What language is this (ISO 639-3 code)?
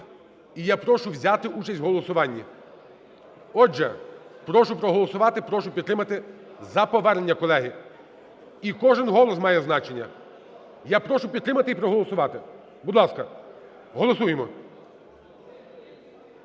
ukr